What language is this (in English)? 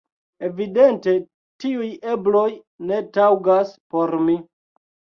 Esperanto